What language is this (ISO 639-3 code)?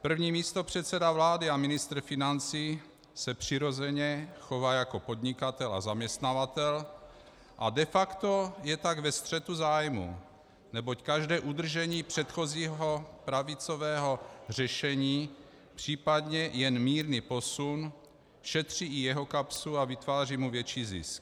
ces